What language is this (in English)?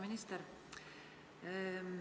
Estonian